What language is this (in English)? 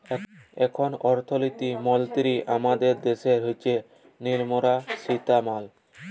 Bangla